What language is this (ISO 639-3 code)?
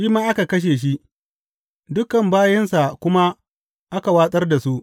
hau